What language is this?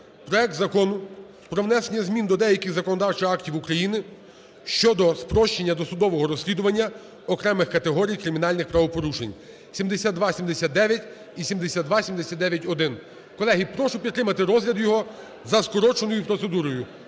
Ukrainian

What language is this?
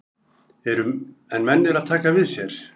Icelandic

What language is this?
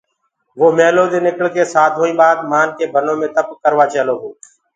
Gurgula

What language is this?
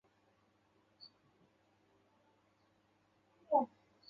Chinese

